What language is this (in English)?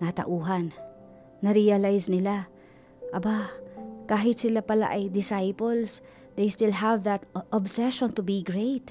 Filipino